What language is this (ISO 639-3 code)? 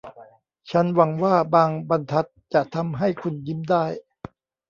tha